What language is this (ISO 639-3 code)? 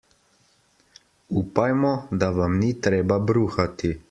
slv